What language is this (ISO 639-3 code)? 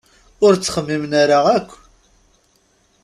kab